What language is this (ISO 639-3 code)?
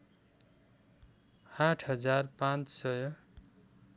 nep